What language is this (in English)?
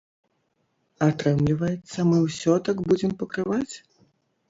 Belarusian